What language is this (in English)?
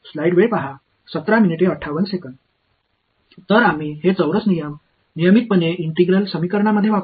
Marathi